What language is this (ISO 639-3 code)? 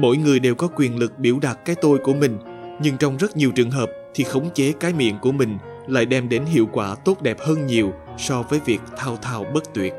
vie